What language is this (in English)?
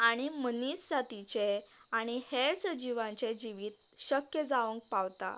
Konkani